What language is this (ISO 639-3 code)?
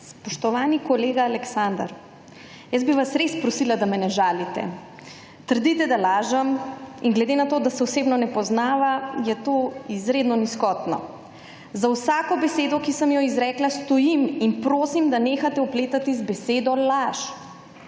slv